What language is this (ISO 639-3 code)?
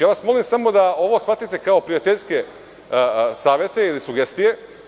srp